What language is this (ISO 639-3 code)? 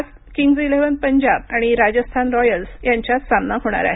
mar